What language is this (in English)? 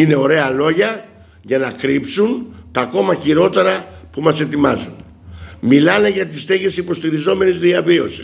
Greek